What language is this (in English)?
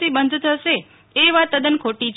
Gujarati